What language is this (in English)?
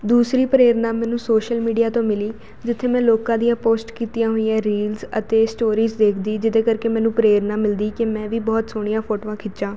Punjabi